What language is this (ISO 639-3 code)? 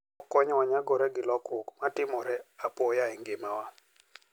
luo